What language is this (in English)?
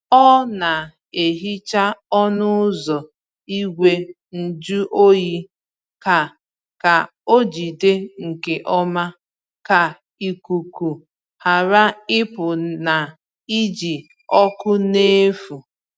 Igbo